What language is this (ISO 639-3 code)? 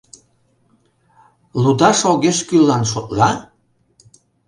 chm